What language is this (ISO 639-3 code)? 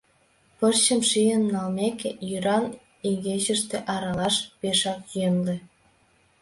chm